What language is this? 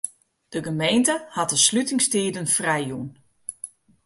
Western Frisian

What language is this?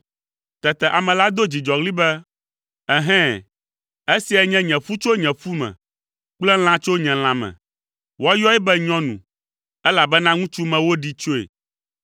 Ewe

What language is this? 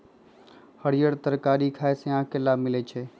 Magahi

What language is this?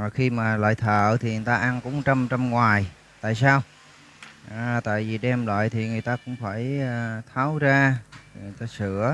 Vietnamese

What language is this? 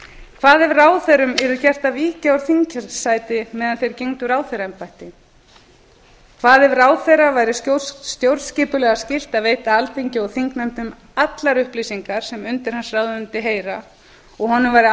Icelandic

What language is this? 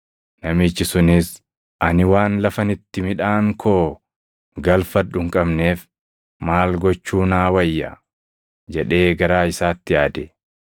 Oromo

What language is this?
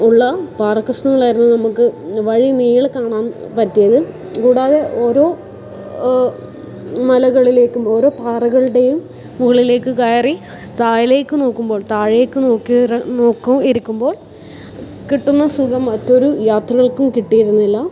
Malayalam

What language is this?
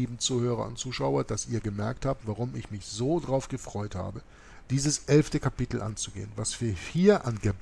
German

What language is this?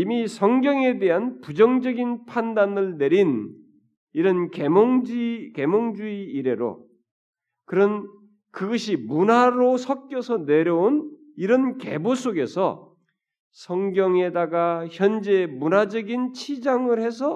Korean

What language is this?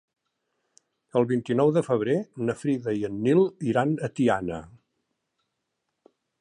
Catalan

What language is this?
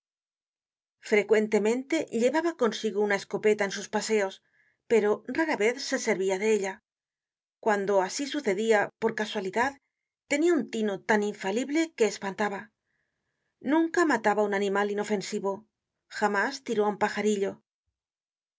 Spanish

